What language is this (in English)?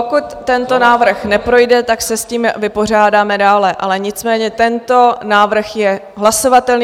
Czech